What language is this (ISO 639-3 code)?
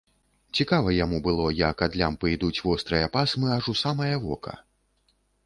bel